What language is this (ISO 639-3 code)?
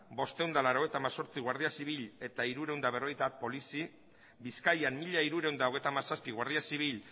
eus